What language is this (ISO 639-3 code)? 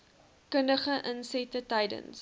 afr